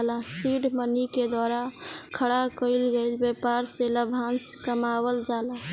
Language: Bhojpuri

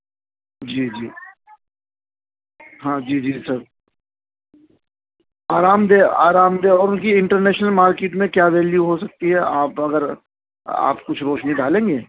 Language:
Urdu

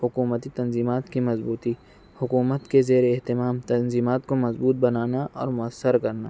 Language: Urdu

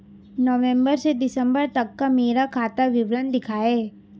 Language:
Hindi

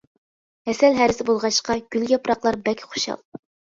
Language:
Uyghur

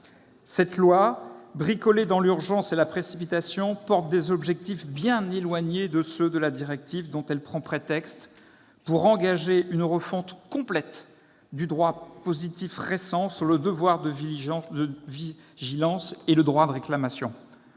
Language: French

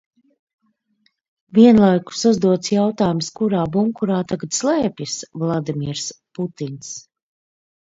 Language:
Latvian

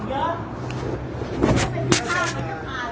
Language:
Thai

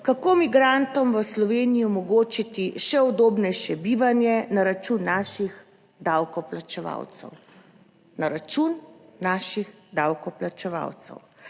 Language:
Slovenian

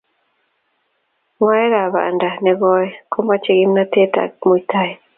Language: Kalenjin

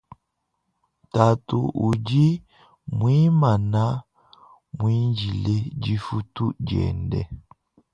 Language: Luba-Lulua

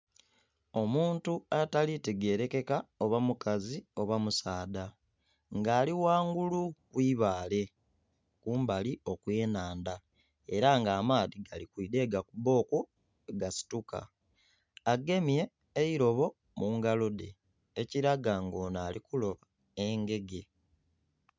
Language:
Soga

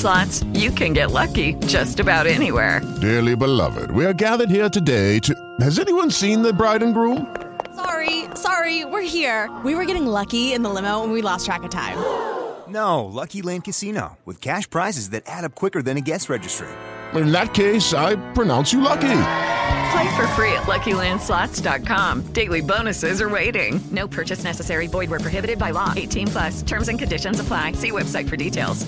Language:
Greek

